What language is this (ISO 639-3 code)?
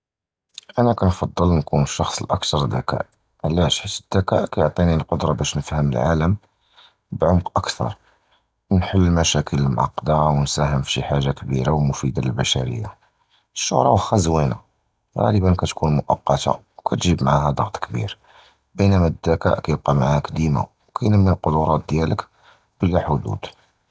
jrb